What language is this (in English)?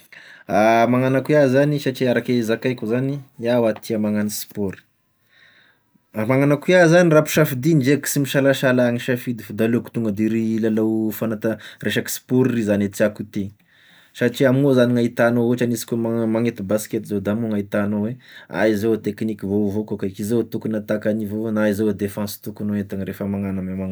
Tesaka Malagasy